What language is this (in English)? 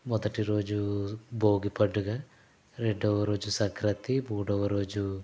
Telugu